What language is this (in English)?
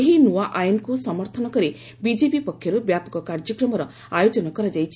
Odia